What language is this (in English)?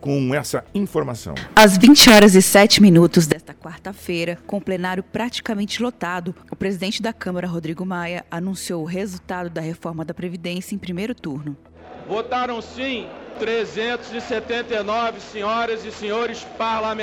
Portuguese